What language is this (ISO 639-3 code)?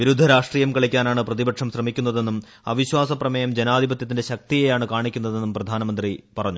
mal